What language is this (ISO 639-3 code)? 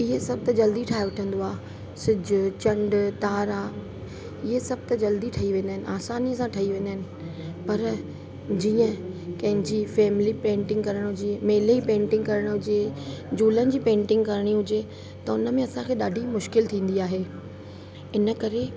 snd